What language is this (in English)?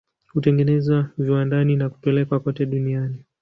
Swahili